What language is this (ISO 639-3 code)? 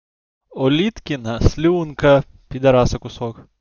rus